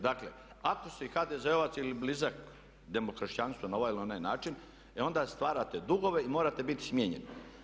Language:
Croatian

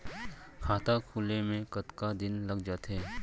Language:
Chhattisgarhi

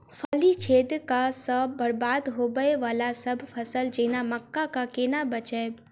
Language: Maithili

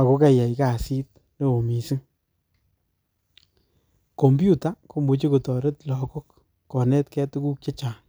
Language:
Kalenjin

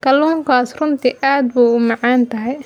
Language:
Somali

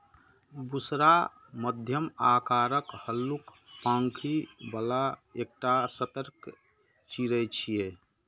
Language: Maithili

